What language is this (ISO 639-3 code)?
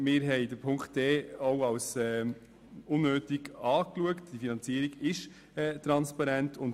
gsw